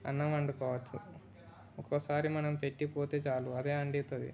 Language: Telugu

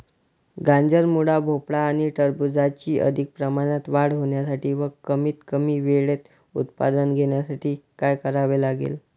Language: Marathi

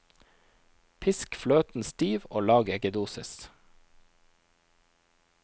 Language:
Norwegian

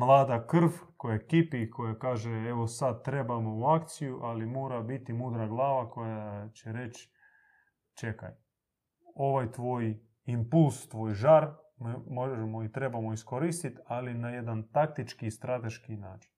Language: Croatian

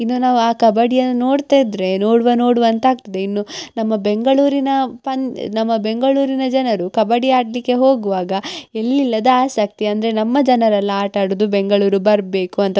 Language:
Kannada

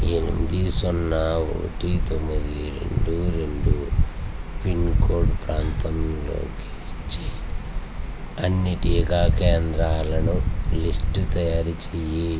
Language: Telugu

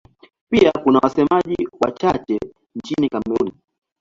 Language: Swahili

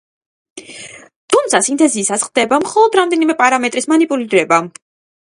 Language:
Georgian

